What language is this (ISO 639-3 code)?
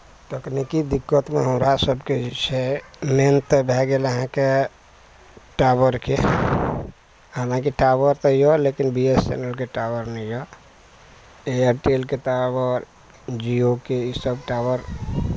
mai